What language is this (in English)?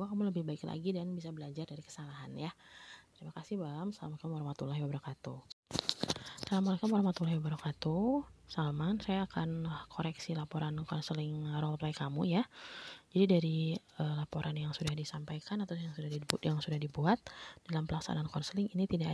Indonesian